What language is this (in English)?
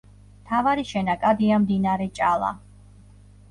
Georgian